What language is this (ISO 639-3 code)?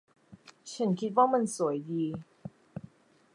tha